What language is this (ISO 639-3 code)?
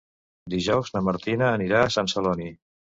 cat